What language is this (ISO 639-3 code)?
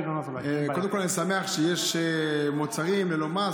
heb